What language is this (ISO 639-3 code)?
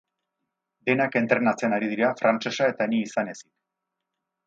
eus